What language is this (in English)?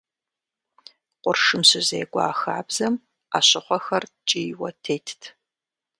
Kabardian